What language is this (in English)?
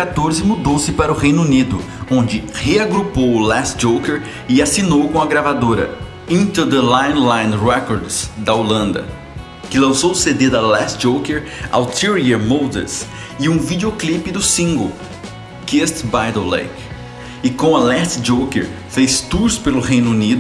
Portuguese